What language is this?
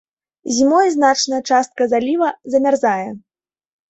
Belarusian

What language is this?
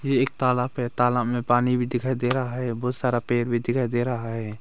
Hindi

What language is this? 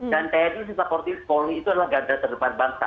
Indonesian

